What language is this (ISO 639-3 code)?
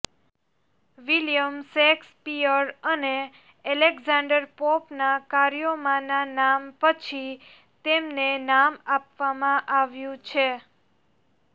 guj